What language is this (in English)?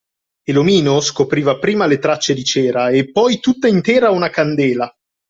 Italian